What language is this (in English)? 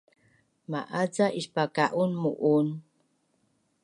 Bunun